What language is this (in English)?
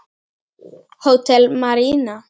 Icelandic